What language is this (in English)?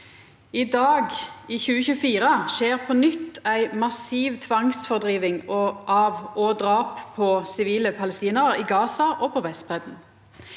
Norwegian